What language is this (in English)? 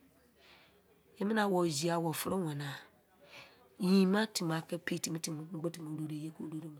Izon